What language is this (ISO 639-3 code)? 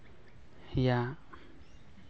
sat